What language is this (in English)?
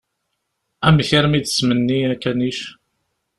Kabyle